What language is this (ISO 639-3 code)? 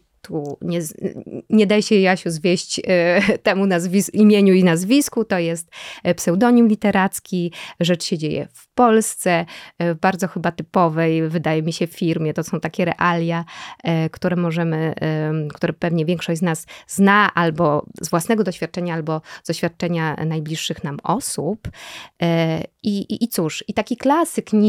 pol